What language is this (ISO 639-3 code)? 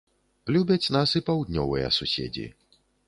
bel